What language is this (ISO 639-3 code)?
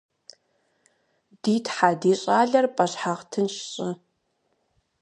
kbd